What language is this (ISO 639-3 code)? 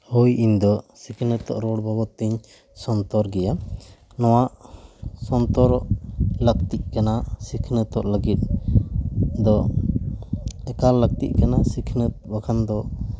sat